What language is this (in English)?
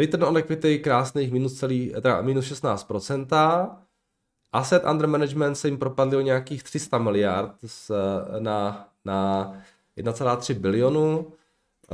Czech